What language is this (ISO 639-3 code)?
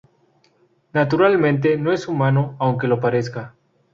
spa